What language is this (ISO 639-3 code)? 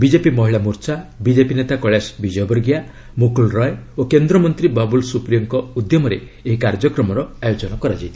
ori